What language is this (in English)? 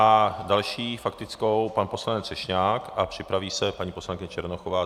Czech